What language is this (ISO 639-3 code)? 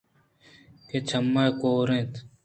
bgp